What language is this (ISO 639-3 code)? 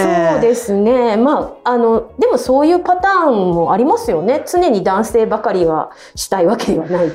jpn